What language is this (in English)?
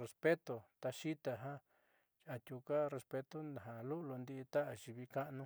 Southeastern Nochixtlán Mixtec